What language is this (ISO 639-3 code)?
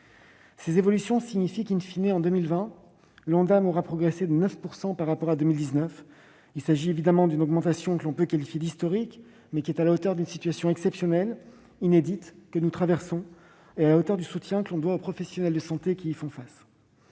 fra